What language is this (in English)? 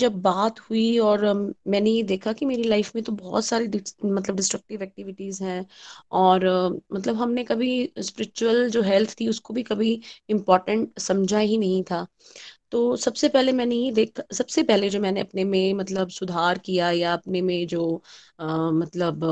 Hindi